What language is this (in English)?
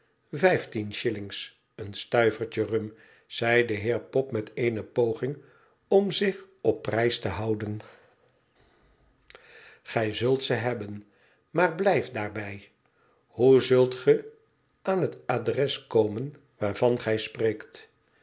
Dutch